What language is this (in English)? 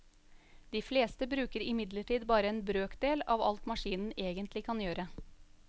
Norwegian